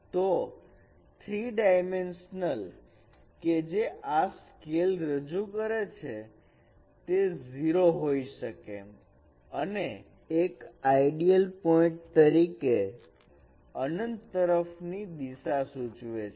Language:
Gujarati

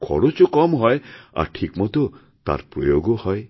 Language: Bangla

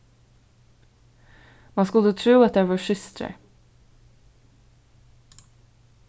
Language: Faroese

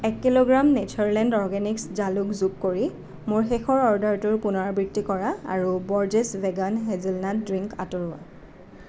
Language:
Assamese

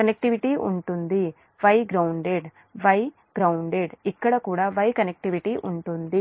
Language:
Telugu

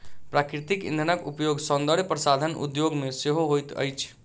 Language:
Maithili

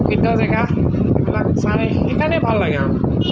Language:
Assamese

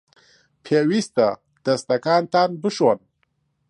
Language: Central Kurdish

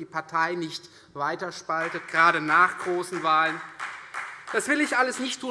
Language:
German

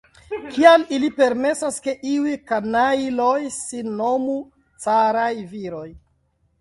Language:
Esperanto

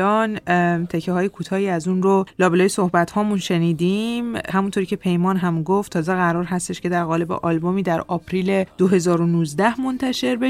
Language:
Persian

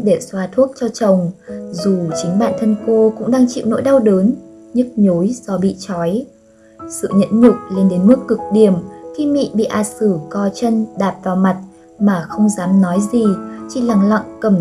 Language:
Vietnamese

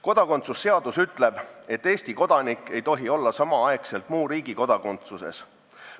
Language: Estonian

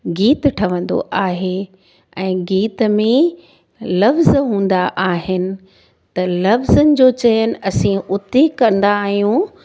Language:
Sindhi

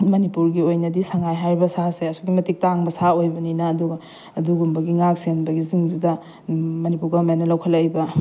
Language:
Manipuri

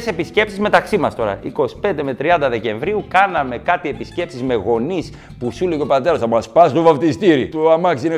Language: Greek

